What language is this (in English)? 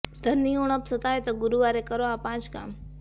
Gujarati